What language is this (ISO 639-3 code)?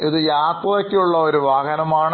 mal